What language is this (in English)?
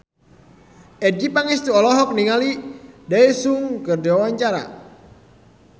Sundanese